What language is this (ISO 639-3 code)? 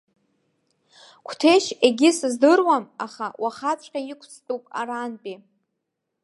abk